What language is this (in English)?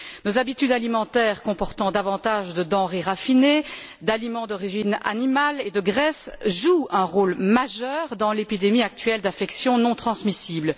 French